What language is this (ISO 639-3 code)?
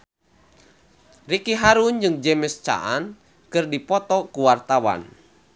sun